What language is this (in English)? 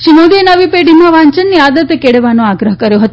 Gujarati